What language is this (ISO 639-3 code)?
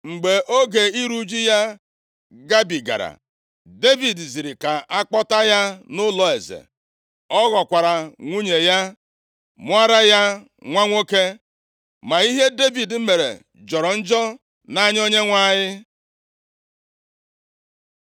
ibo